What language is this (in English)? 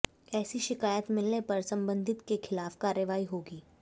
Hindi